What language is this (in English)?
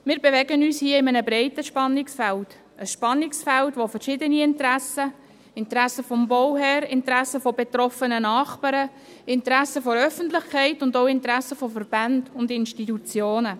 Swiss German